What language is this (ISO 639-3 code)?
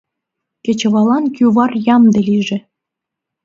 chm